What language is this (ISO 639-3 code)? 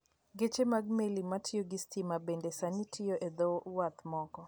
luo